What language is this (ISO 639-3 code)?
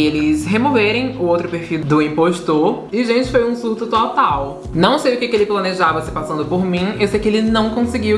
por